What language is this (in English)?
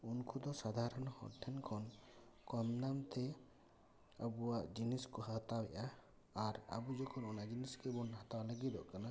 Santali